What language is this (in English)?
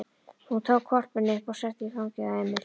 Icelandic